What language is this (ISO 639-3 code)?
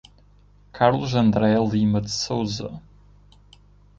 por